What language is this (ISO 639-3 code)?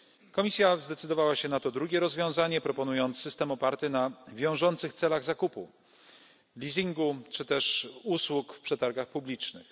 pol